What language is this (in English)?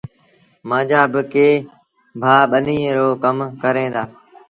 Sindhi Bhil